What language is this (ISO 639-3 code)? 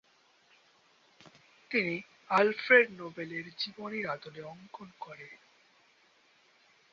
ben